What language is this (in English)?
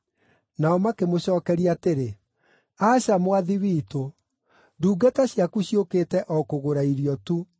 Kikuyu